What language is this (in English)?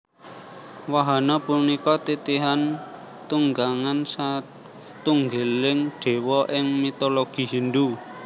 Javanese